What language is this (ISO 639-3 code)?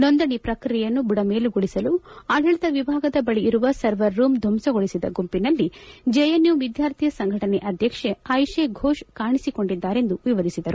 kan